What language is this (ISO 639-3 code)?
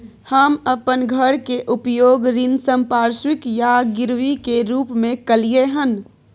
mai